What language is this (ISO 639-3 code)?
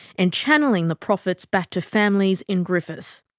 eng